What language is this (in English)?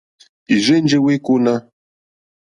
Mokpwe